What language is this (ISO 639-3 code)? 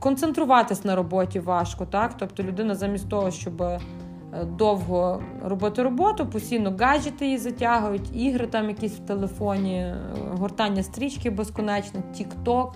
ukr